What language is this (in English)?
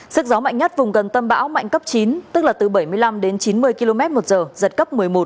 Vietnamese